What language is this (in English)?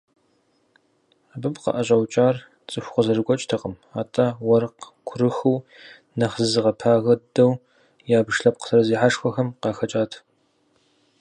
Kabardian